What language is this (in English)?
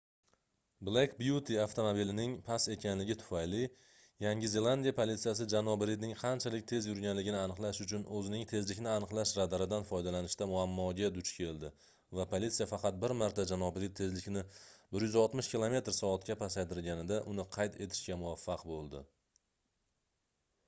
Uzbek